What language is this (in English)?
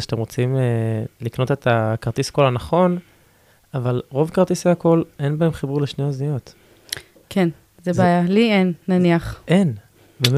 Hebrew